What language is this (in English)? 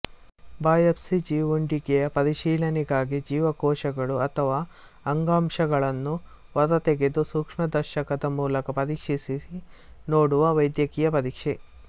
Kannada